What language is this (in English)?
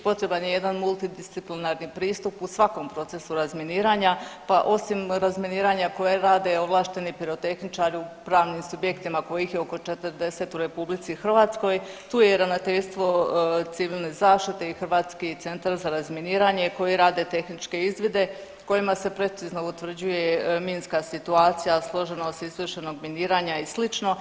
Croatian